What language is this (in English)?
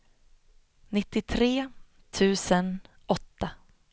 Swedish